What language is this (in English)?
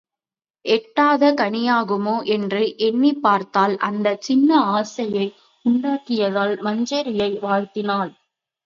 Tamil